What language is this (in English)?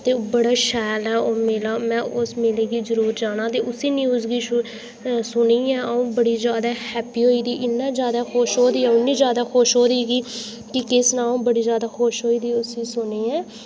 Dogri